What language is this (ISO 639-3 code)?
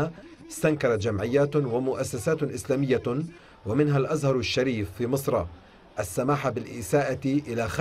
ara